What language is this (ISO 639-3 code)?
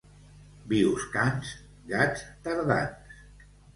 cat